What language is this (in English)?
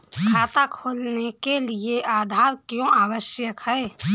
Hindi